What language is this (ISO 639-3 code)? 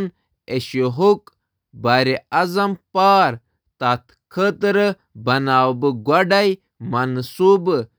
kas